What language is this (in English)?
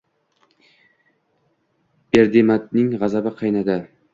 Uzbek